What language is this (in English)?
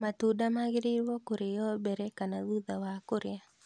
Kikuyu